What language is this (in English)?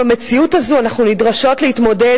Hebrew